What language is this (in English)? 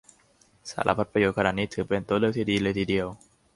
Thai